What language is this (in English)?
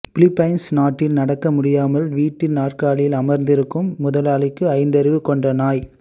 Tamil